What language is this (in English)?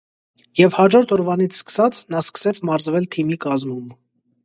Armenian